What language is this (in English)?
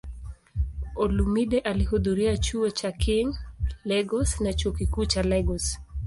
Swahili